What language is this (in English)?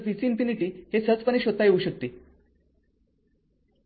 Marathi